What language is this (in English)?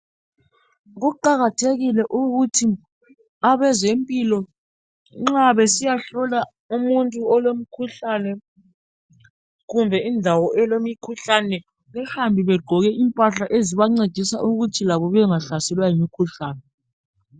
North Ndebele